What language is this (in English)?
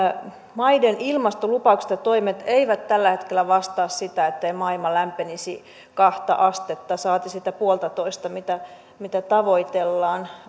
Finnish